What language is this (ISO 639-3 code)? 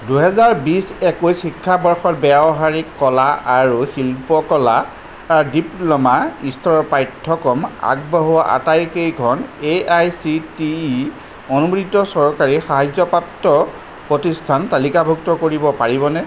asm